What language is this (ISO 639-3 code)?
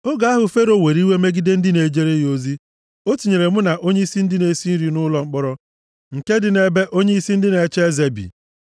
ibo